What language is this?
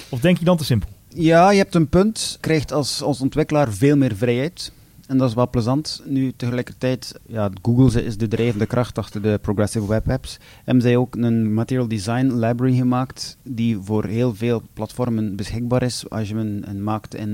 Dutch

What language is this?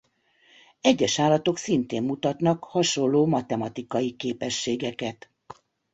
Hungarian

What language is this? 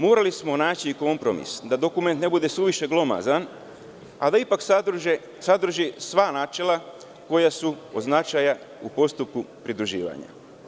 Serbian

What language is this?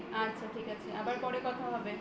Bangla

